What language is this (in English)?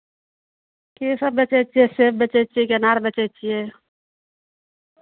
Maithili